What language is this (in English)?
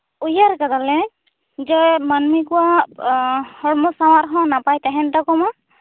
Santali